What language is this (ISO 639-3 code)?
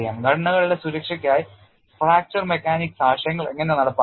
mal